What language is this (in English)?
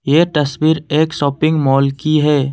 Hindi